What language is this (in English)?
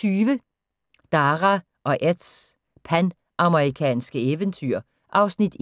Danish